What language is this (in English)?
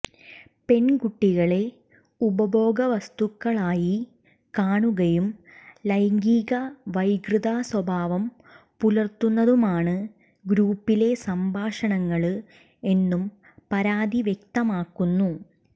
Malayalam